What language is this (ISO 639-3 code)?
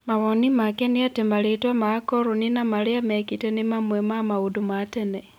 kik